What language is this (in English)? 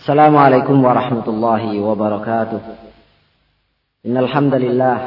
Indonesian